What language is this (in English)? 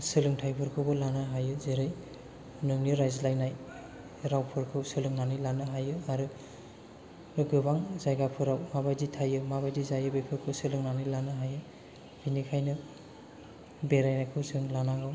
Bodo